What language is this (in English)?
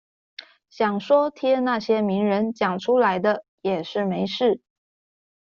Chinese